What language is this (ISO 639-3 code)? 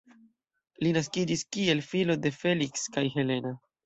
epo